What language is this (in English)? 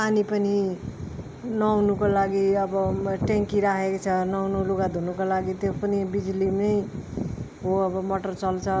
Nepali